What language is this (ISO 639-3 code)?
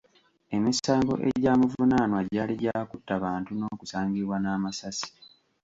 lug